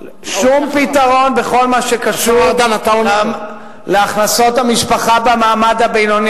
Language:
Hebrew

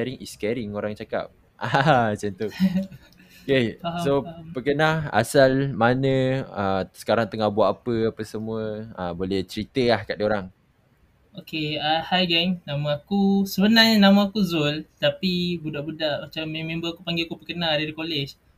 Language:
Malay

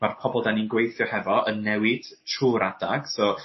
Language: Welsh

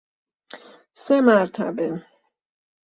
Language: Persian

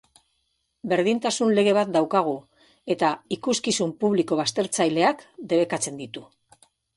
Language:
Basque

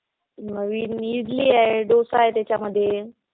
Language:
Marathi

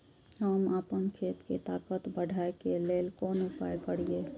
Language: Maithili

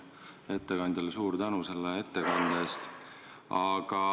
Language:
Estonian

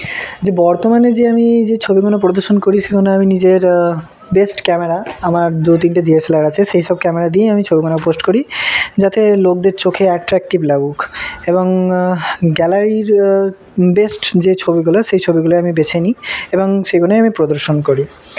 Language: Bangla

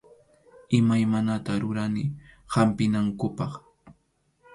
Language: Arequipa-La Unión Quechua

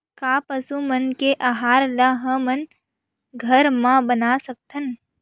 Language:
Chhattisgarhi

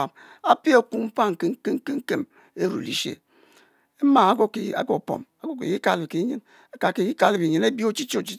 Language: Mbe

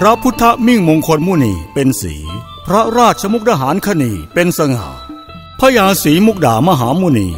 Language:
Thai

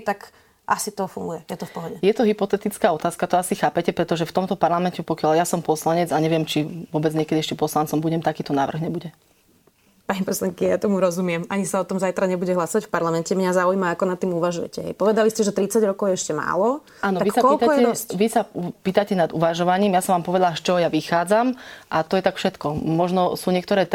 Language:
Slovak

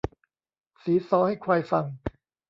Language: Thai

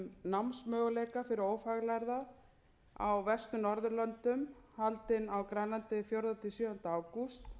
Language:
Icelandic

